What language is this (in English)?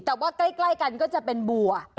Thai